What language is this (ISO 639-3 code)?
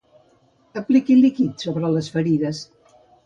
cat